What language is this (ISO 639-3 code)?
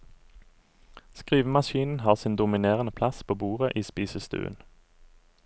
nor